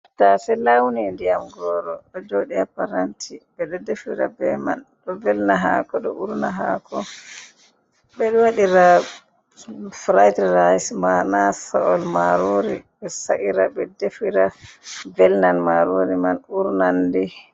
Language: Fula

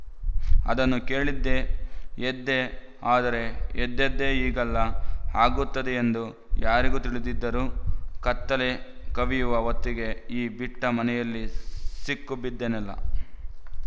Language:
Kannada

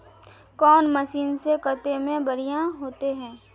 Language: Magahi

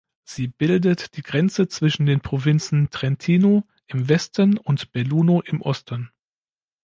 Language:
German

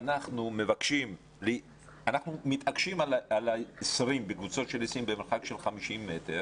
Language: Hebrew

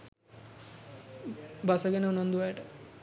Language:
Sinhala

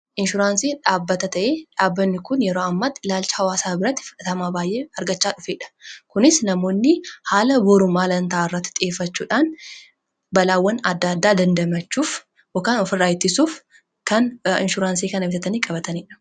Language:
Oromo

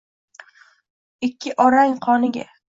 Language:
Uzbek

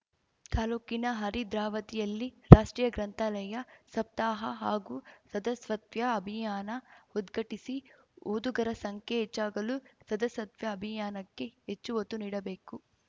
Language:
Kannada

